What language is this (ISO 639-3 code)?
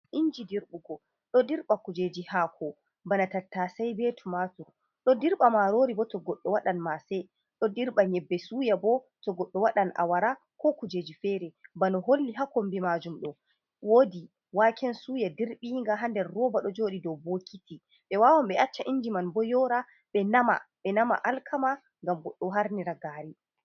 ful